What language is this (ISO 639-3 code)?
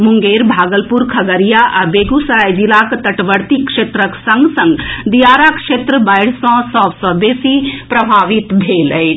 mai